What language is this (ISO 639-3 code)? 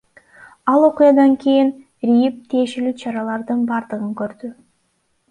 kir